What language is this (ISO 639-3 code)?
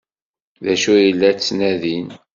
kab